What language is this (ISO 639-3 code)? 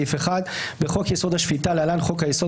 heb